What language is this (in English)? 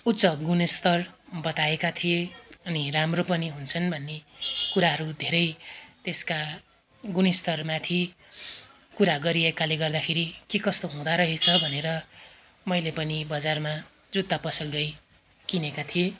Nepali